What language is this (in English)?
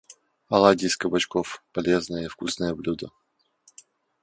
Russian